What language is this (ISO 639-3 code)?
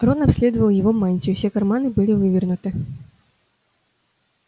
rus